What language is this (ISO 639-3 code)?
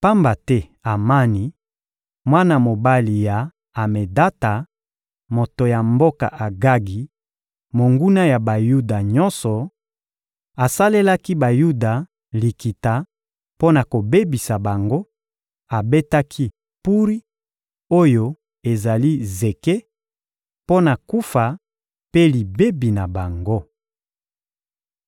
lin